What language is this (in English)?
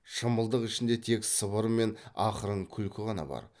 Kazakh